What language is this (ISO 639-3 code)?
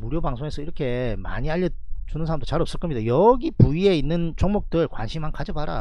kor